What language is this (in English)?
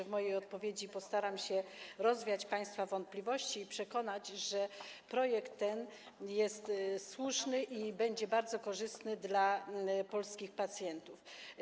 Polish